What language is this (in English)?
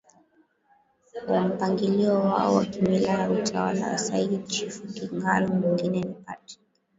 Swahili